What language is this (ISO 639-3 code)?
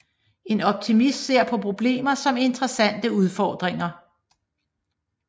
dan